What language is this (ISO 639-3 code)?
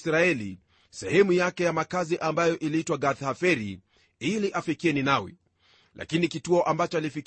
swa